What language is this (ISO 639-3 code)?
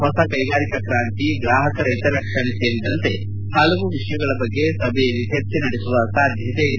kan